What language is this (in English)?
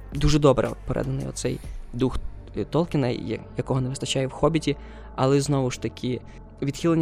Ukrainian